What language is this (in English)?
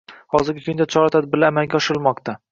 Uzbek